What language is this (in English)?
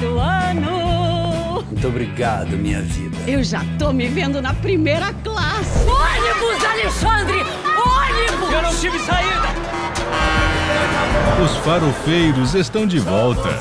Portuguese